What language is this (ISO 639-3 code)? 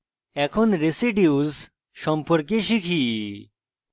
ben